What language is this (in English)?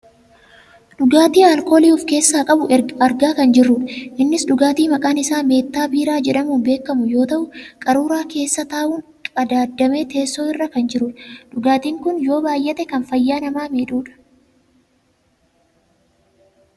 Oromo